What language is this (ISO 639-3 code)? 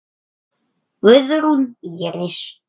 isl